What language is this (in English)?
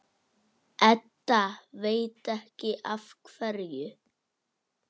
Icelandic